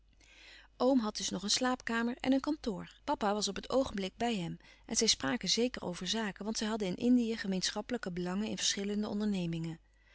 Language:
Dutch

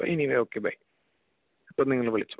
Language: Malayalam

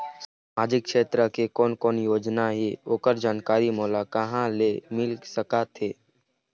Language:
Chhattisgarhi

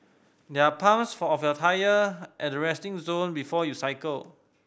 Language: English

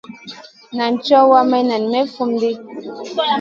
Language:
Masana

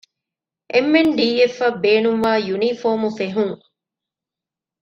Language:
Divehi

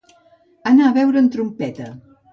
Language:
Catalan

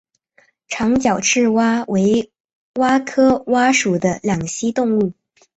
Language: Chinese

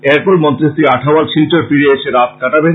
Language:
Bangla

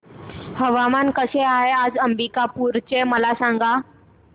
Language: Marathi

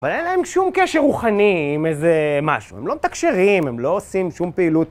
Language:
Hebrew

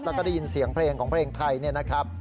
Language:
Thai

